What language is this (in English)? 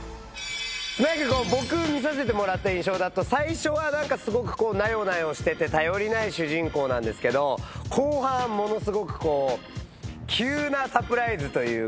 Japanese